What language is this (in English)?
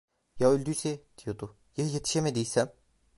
Turkish